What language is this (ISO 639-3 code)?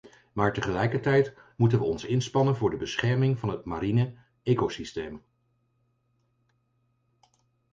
nld